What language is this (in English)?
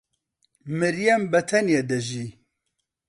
Central Kurdish